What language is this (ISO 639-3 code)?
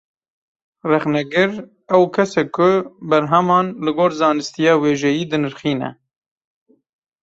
kur